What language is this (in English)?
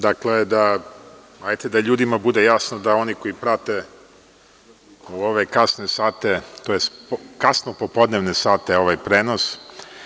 Serbian